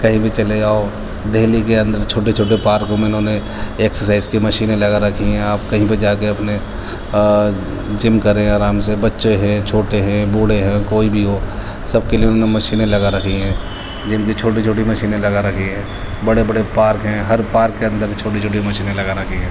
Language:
Urdu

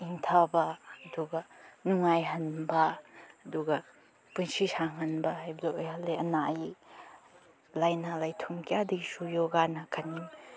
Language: Manipuri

